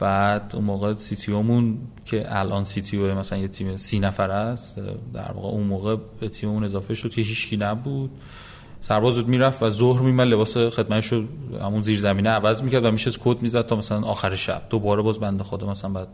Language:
Persian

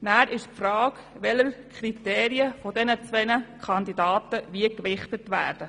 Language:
Swiss German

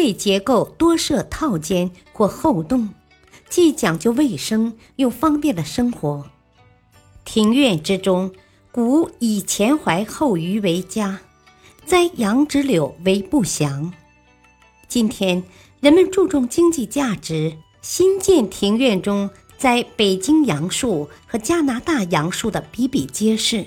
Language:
Chinese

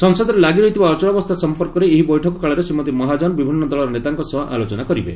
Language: Odia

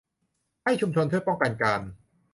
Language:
Thai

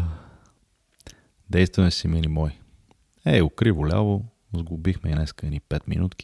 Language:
Bulgarian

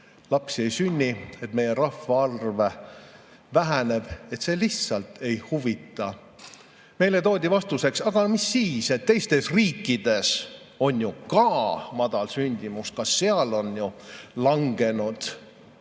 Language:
Estonian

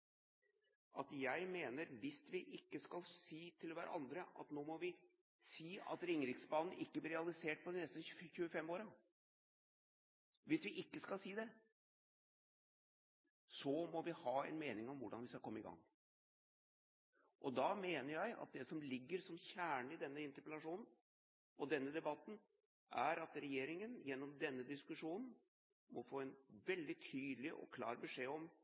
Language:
Norwegian Bokmål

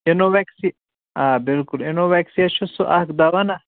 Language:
Kashmiri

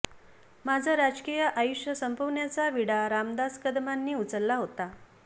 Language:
Marathi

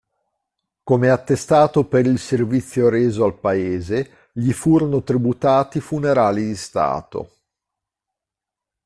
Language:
Italian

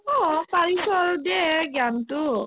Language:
Assamese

